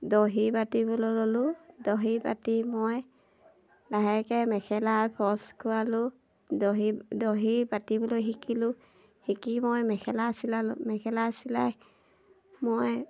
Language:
Assamese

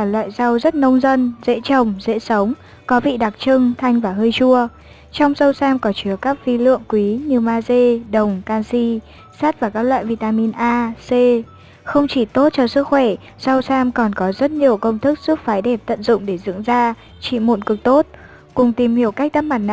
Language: Vietnamese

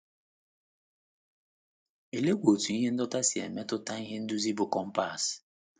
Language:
Igbo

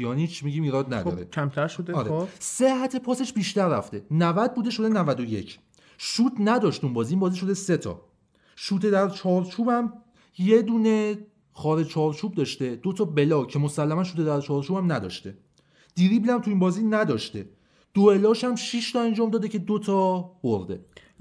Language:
Persian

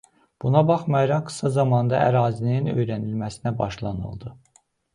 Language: Azerbaijani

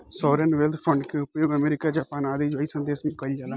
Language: Bhojpuri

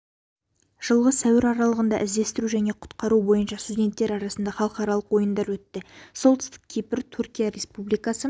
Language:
Kazakh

